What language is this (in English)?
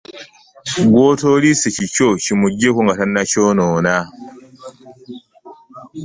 Ganda